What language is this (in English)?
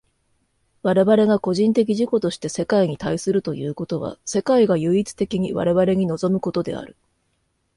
Japanese